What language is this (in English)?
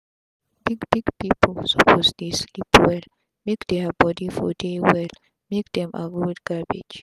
Nigerian Pidgin